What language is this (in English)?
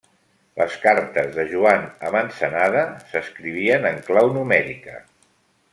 Catalan